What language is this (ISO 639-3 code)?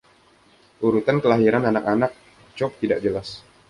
ind